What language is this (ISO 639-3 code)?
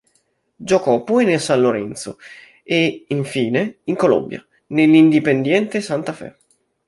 ita